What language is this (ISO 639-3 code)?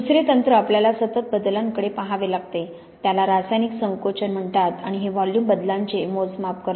mar